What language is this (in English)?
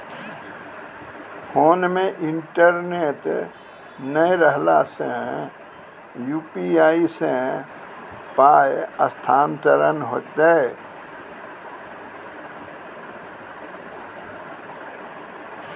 Maithili